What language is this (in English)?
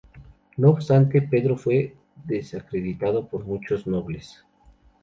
Spanish